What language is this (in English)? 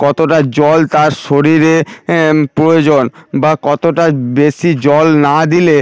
Bangla